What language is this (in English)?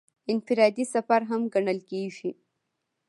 Pashto